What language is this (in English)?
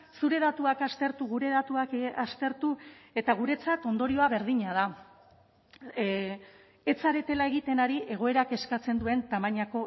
Basque